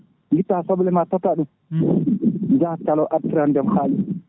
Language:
Fula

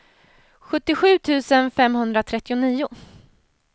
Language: Swedish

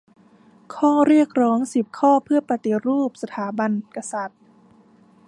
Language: Thai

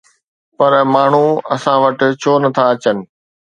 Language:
Sindhi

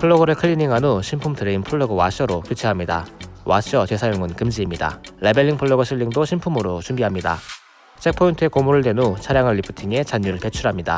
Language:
Korean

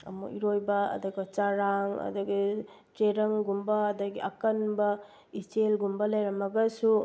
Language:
Manipuri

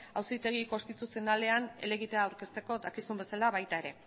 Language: Basque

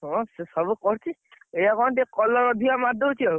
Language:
Odia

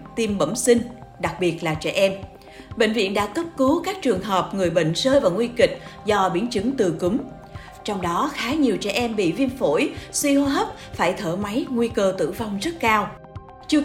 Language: Vietnamese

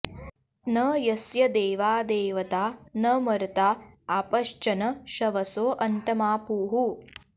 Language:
Sanskrit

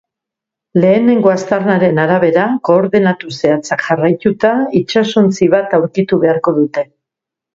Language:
Basque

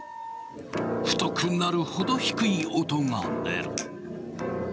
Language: Japanese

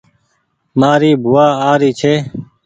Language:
Goaria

